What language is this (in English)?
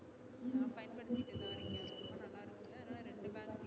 Tamil